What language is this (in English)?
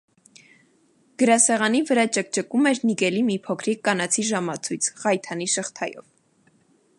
Armenian